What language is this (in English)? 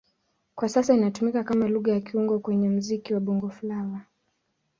Swahili